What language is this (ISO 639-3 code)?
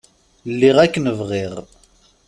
kab